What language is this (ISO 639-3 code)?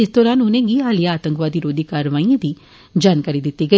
doi